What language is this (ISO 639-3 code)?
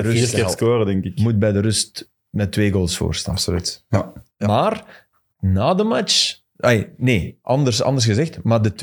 nld